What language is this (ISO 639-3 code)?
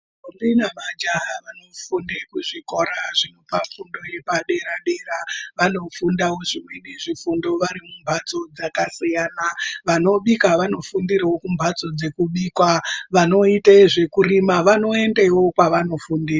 ndc